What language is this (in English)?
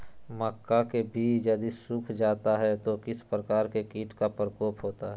Magahi